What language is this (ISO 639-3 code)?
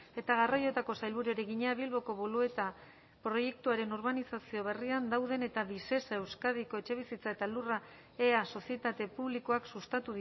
eus